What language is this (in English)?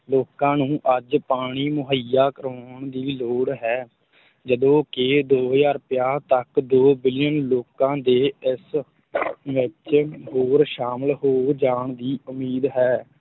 Punjabi